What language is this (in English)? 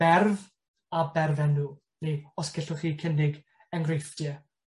Welsh